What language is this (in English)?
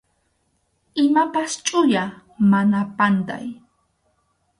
Arequipa-La Unión Quechua